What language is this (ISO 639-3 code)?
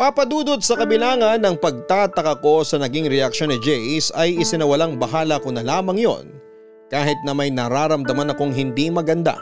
fil